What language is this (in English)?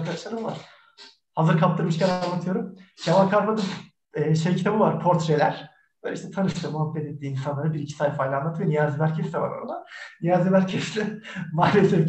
Turkish